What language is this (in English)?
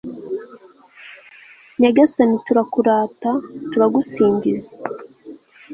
Kinyarwanda